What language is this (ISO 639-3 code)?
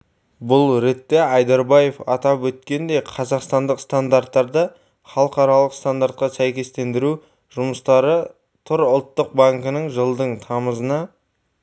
kaz